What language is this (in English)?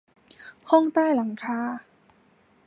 Thai